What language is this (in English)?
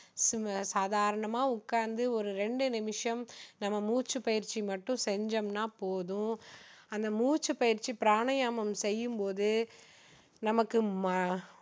Tamil